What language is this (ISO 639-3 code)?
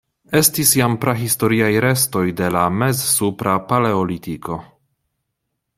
epo